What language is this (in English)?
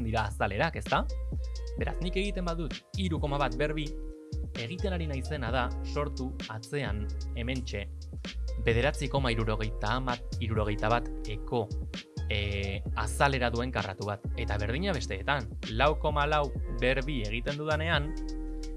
Basque